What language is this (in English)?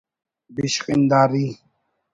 Brahui